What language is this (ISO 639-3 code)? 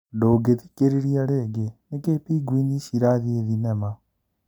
kik